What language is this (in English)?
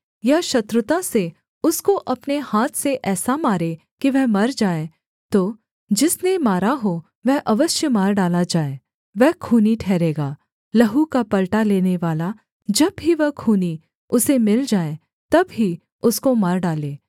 Hindi